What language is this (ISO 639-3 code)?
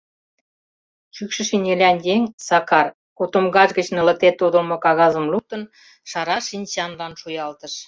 chm